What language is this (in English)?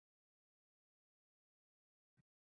Uzbek